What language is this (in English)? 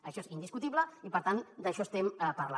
Catalan